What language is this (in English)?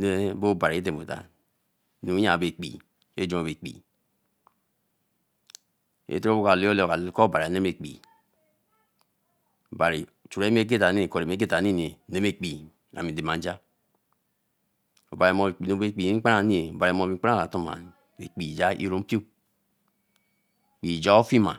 Eleme